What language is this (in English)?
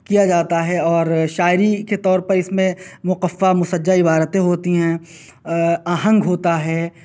Urdu